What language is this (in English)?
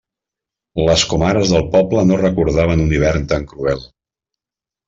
Catalan